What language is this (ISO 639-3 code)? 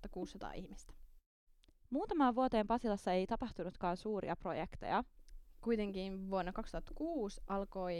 fin